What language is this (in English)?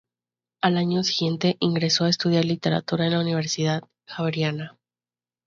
Spanish